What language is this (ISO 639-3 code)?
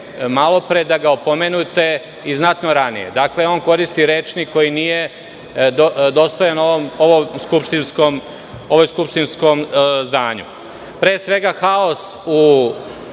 srp